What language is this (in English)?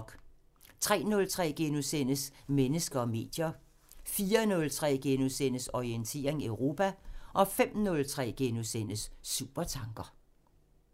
Danish